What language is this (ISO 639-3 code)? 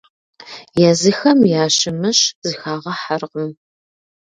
kbd